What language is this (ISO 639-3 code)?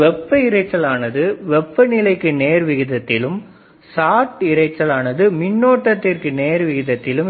tam